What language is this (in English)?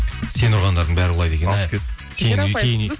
Kazakh